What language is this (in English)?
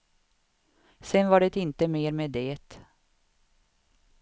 Swedish